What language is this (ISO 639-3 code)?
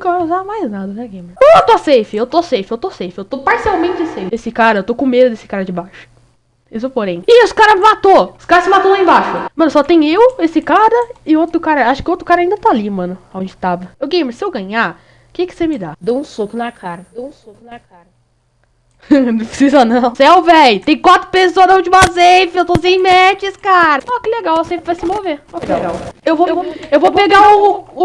por